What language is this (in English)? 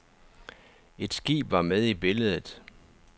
Danish